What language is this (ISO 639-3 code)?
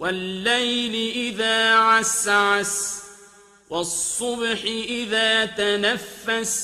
ara